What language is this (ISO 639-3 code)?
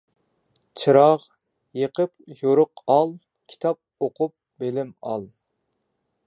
uig